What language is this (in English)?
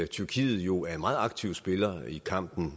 Danish